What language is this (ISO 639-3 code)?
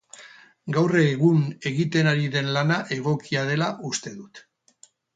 eus